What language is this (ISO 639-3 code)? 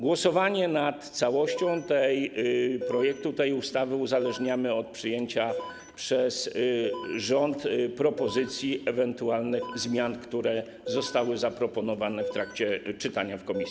pol